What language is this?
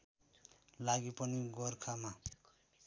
Nepali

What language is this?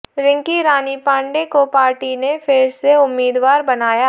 Hindi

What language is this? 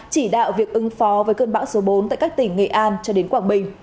Vietnamese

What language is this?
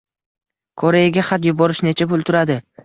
Uzbek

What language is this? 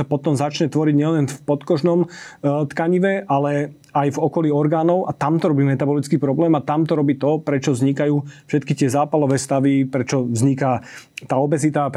Slovak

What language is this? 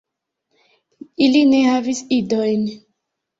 Esperanto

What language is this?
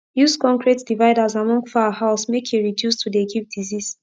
Nigerian Pidgin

